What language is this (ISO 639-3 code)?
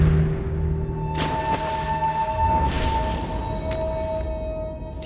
tha